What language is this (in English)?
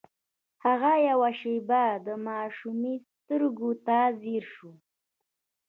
Pashto